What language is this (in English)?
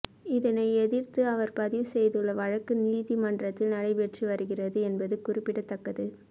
Tamil